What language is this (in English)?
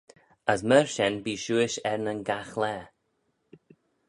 Manx